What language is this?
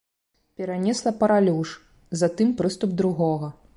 Belarusian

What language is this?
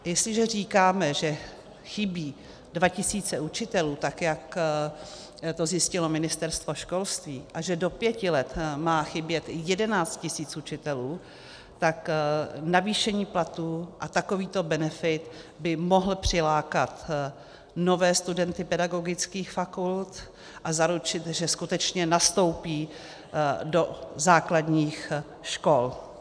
Czech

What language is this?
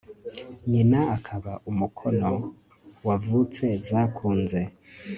Kinyarwanda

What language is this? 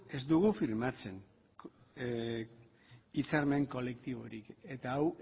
Basque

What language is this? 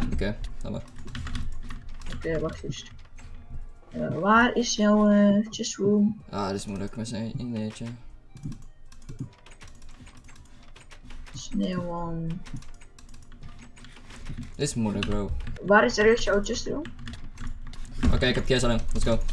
Dutch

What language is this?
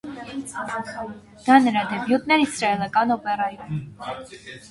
Armenian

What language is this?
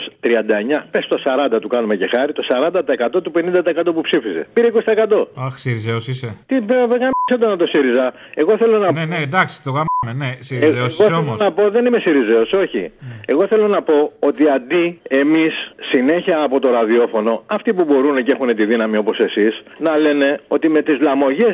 Greek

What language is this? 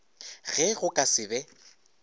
Northern Sotho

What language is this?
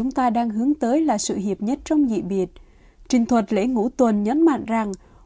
Vietnamese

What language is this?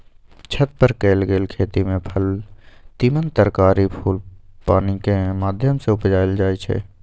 Magahi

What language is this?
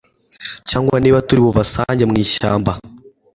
Kinyarwanda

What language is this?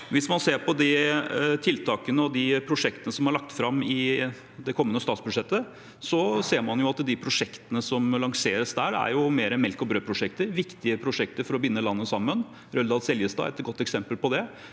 Norwegian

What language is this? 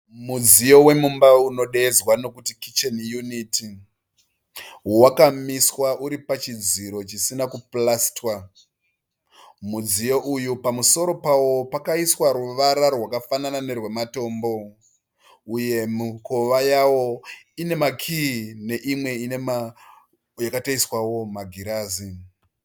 Shona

